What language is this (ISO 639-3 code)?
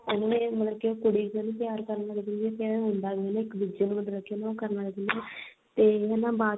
pan